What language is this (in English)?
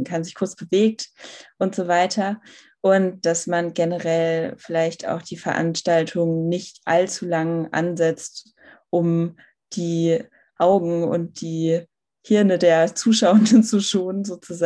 German